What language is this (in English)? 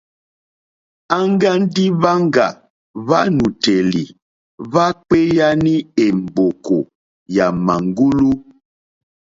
Mokpwe